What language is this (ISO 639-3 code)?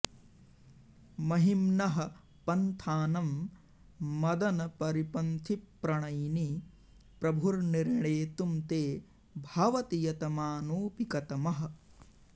san